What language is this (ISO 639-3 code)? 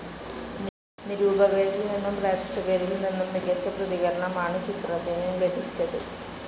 mal